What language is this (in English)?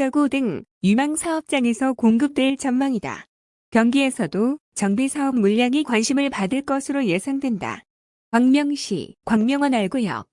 Korean